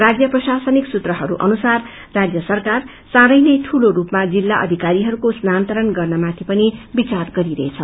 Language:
Nepali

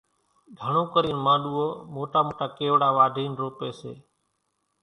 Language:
Kachi Koli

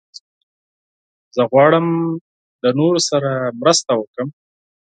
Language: Pashto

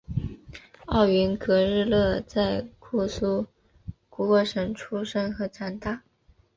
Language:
Chinese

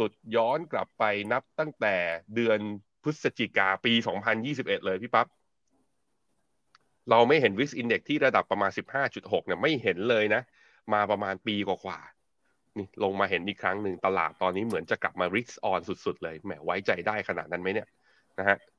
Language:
Thai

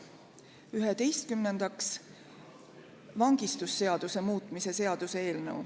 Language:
Estonian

